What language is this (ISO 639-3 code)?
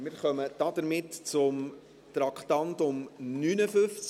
gsw